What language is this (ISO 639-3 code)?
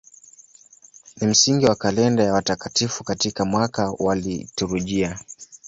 swa